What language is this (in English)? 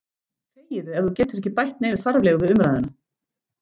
Icelandic